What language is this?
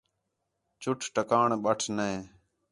Khetrani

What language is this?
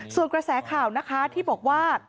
Thai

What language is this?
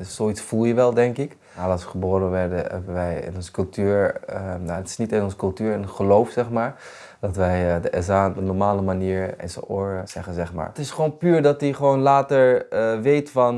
Dutch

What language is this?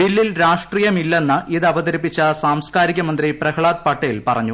Malayalam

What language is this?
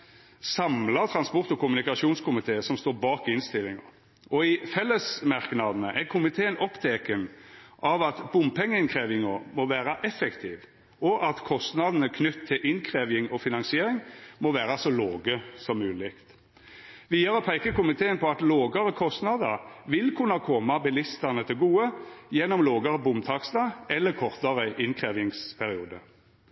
Norwegian Nynorsk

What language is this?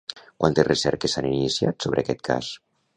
Catalan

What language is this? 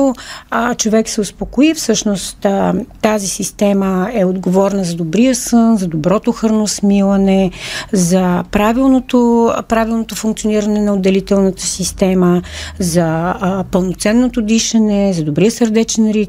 Bulgarian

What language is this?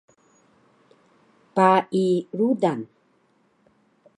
Taroko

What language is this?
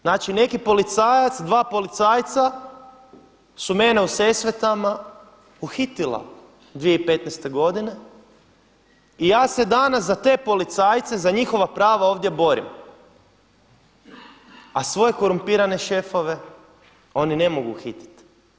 Croatian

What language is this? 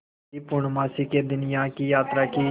Hindi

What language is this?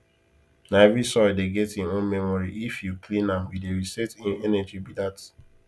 Nigerian Pidgin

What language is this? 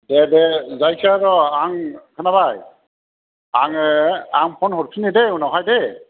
Bodo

